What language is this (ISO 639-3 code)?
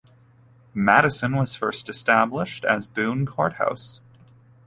eng